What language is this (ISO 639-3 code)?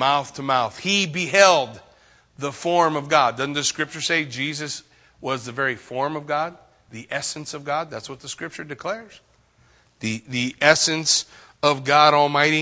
eng